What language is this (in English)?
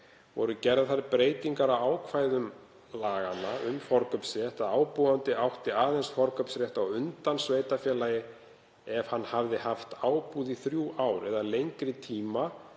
Icelandic